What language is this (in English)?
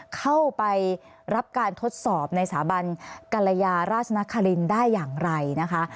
Thai